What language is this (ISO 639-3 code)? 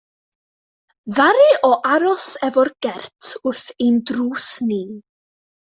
cym